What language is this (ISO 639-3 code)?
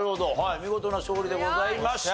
jpn